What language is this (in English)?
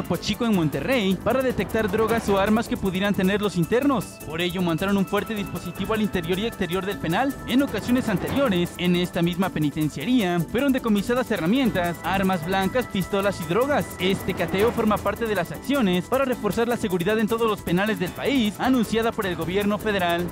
Spanish